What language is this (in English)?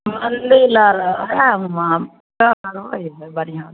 Maithili